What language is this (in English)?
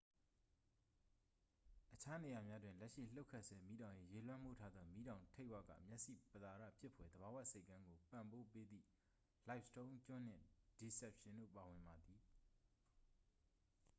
Burmese